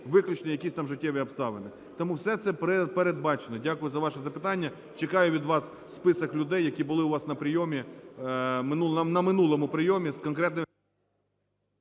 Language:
Ukrainian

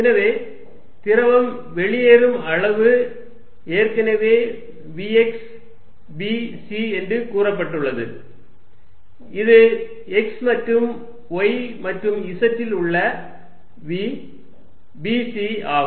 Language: Tamil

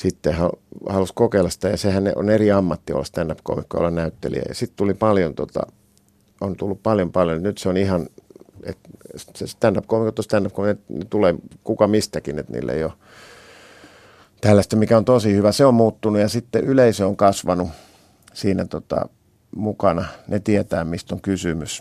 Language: Finnish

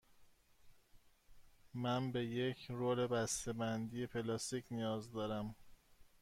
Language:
Persian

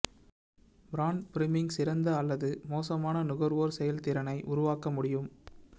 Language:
Tamil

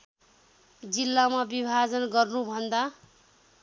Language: Nepali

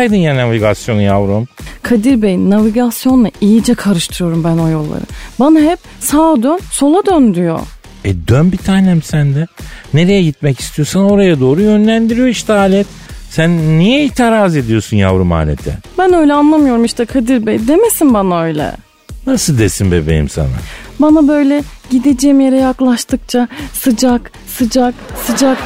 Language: Turkish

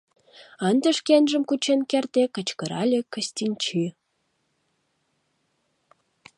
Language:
Mari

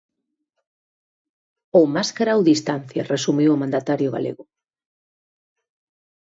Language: Galician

